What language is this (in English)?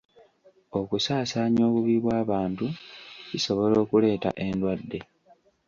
Ganda